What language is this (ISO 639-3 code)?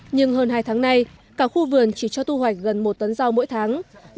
vie